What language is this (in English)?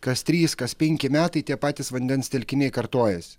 Lithuanian